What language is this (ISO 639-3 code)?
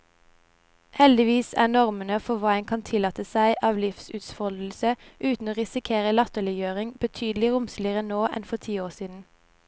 nor